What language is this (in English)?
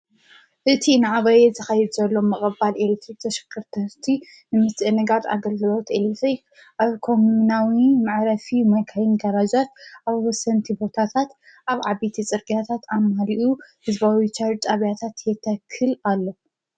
Tigrinya